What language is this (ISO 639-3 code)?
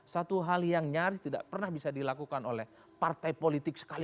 ind